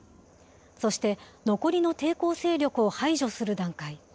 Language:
Japanese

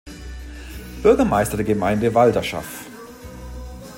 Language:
German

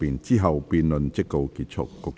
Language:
Cantonese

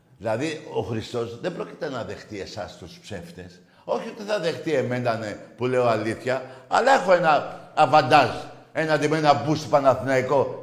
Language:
Greek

